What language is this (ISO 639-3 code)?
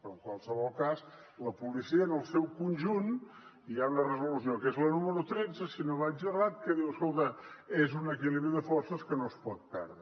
cat